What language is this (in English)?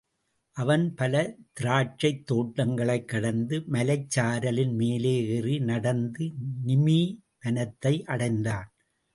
Tamil